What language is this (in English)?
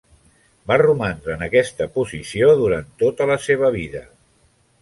Catalan